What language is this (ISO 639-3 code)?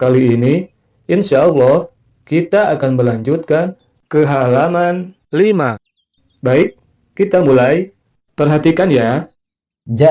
ind